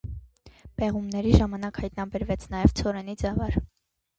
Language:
Armenian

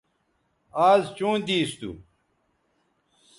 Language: Bateri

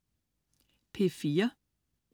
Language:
Danish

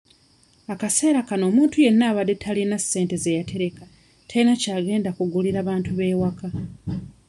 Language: Ganda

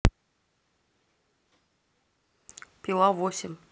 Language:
Russian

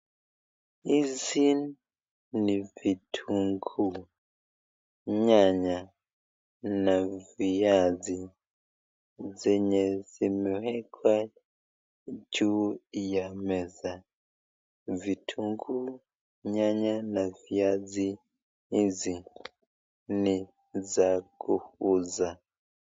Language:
Swahili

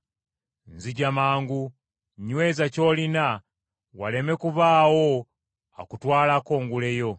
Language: Ganda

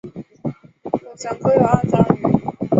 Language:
Chinese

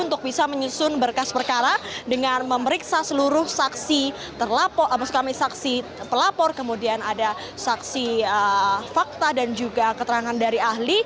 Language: Indonesian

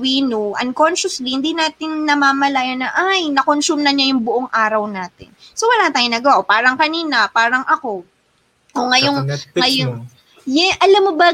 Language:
Filipino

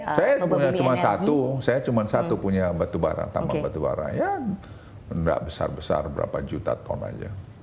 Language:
Indonesian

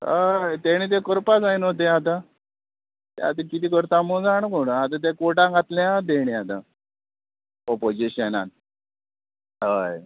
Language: Konkani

